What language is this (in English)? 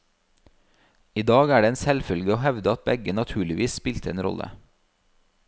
Norwegian